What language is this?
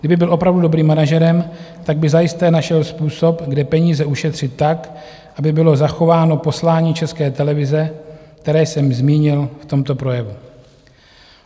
Czech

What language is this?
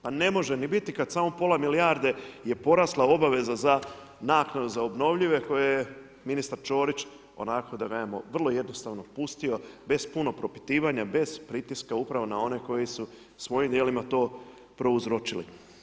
Croatian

